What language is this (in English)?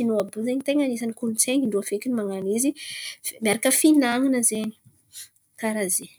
Antankarana Malagasy